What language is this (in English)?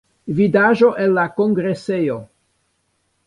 Esperanto